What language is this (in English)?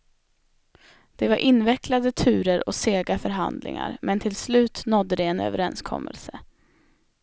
Swedish